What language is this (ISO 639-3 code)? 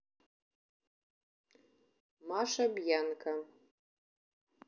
rus